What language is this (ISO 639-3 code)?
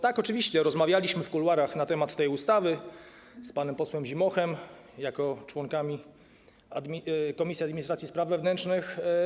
pol